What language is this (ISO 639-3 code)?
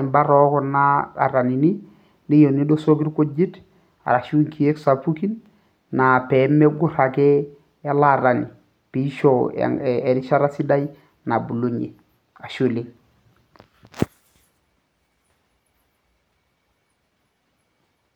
mas